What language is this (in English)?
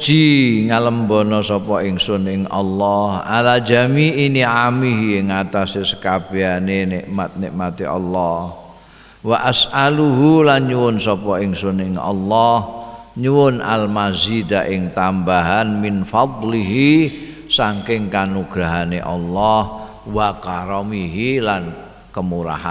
Indonesian